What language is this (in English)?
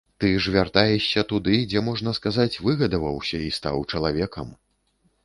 Belarusian